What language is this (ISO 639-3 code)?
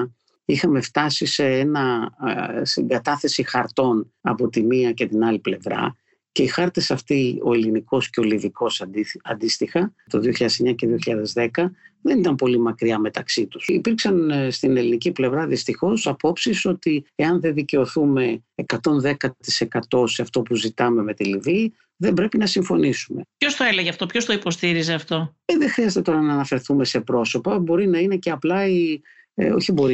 ell